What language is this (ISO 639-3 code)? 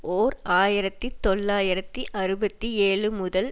tam